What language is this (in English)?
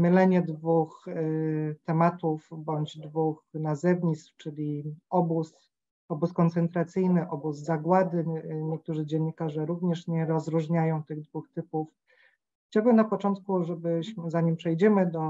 Polish